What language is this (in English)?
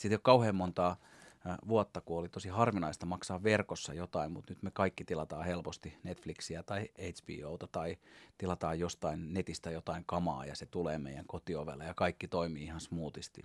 Finnish